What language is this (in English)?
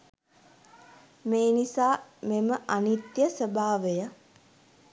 Sinhala